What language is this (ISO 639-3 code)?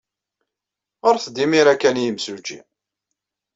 kab